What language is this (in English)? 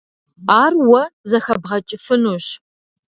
Kabardian